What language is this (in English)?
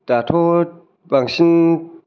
Bodo